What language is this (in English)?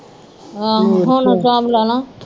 Punjabi